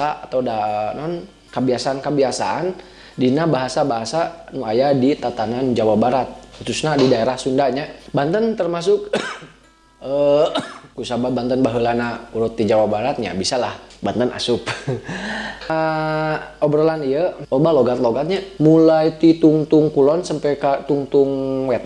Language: Indonesian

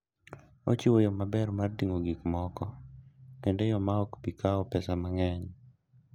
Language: Luo (Kenya and Tanzania)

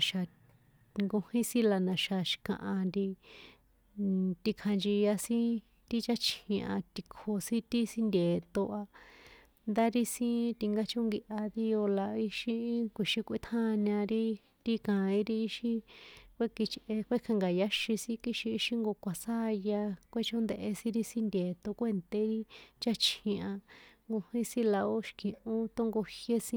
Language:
San Juan Atzingo Popoloca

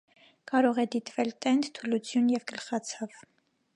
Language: Armenian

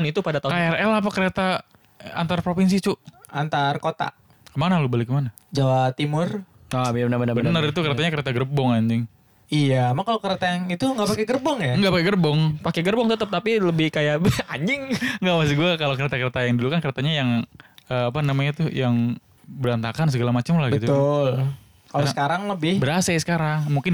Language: Indonesian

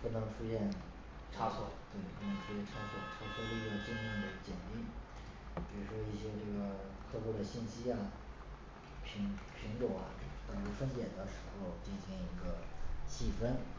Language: Chinese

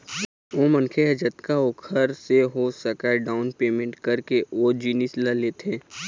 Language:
Chhattisgarhi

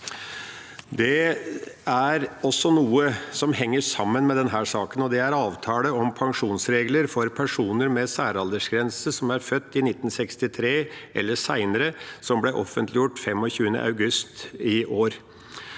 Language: Norwegian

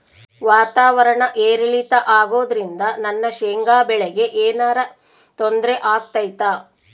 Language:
Kannada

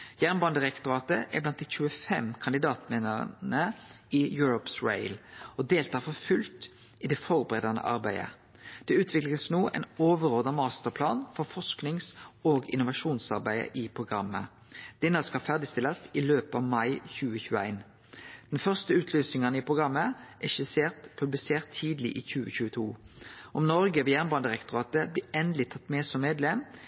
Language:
Norwegian Nynorsk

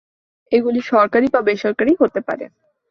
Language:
Bangla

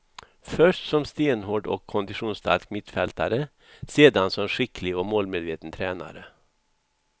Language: Swedish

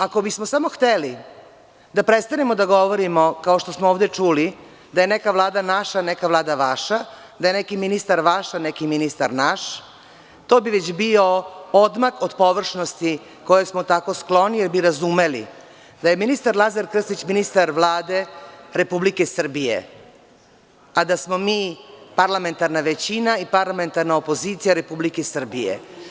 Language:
Serbian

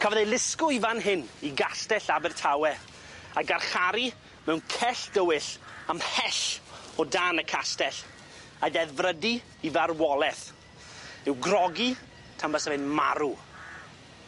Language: Welsh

